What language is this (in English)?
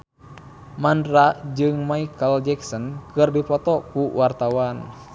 Sundanese